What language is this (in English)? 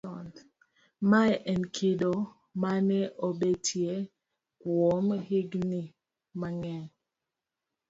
Luo (Kenya and Tanzania)